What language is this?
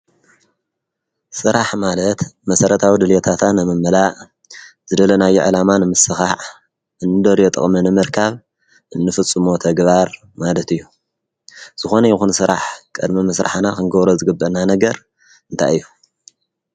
Tigrinya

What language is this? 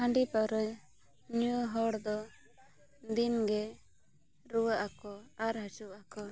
Santali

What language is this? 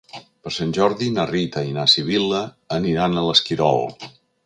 Catalan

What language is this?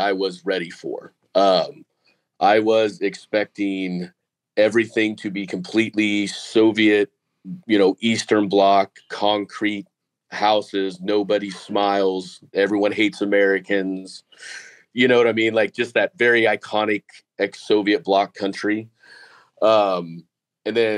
English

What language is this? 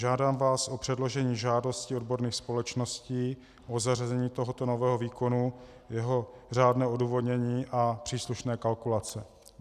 Czech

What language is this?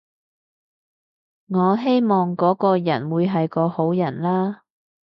Cantonese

